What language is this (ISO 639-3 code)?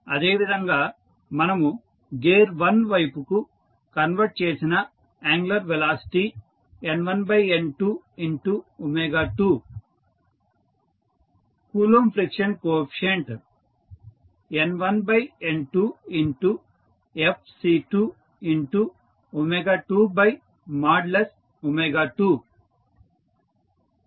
tel